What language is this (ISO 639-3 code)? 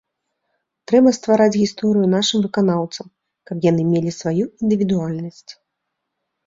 bel